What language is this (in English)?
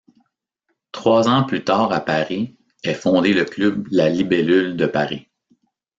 French